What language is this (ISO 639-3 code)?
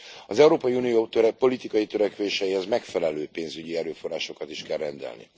hun